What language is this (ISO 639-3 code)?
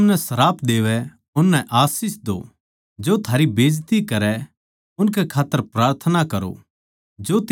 bgc